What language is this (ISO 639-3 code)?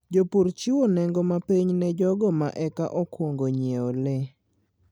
luo